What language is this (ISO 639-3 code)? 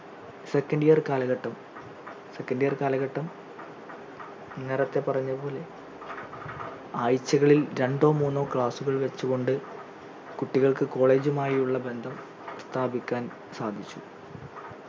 mal